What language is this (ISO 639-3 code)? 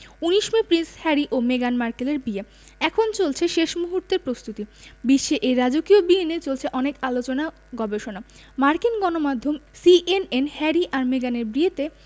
ben